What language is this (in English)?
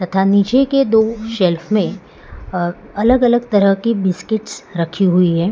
Hindi